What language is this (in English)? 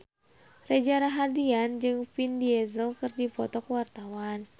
Sundanese